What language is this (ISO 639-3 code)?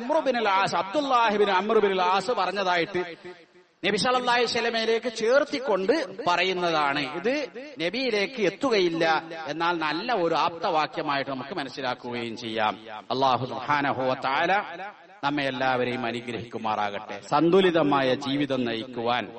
mal